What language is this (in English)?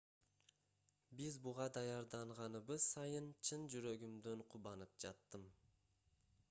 Kyrgyz